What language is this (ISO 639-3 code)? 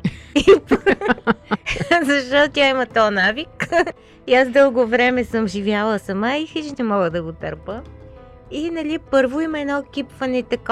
bul